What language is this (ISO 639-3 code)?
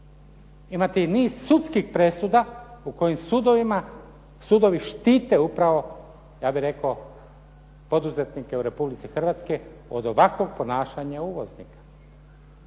hrv